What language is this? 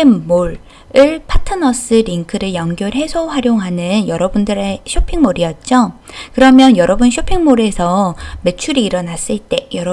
Korean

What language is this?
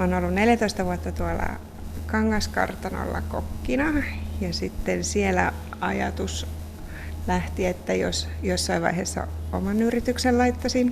Finnish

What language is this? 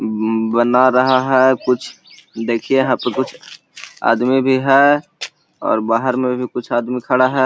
Magahi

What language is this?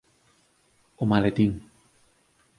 Galician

